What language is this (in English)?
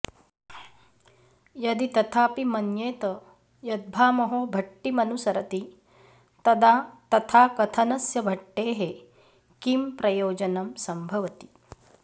Sanskrit